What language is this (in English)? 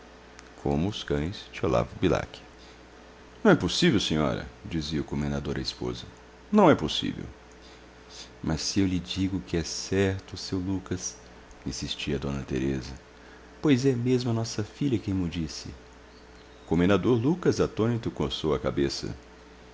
Portuguese